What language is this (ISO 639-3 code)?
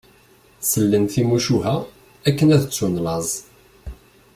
kab